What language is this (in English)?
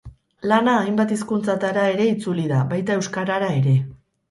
Basque